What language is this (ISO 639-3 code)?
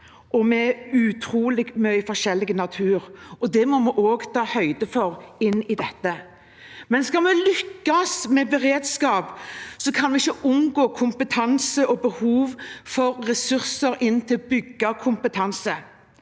nor